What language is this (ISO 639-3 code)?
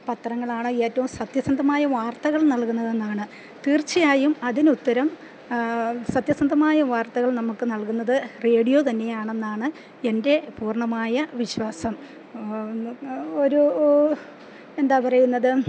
mal